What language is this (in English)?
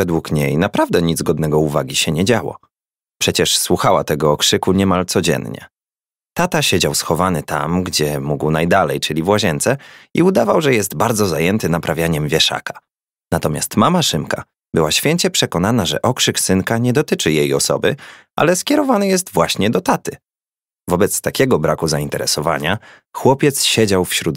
Polish